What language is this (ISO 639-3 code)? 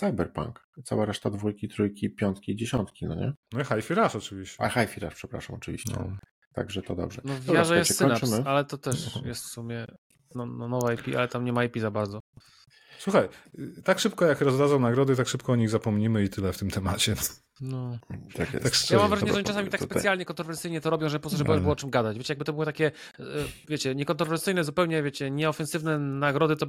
pol